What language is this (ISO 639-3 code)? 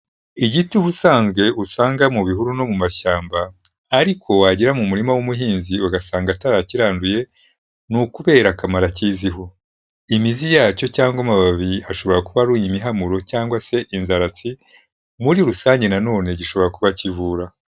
kin